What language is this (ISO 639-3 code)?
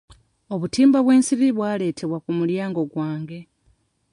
lug